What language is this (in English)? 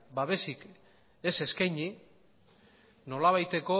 Basque